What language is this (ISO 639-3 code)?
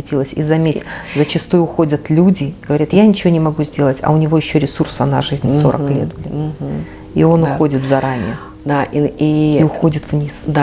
rus